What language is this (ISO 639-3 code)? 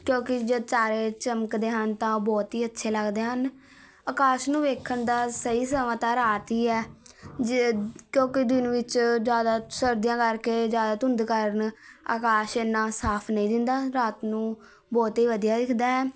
pan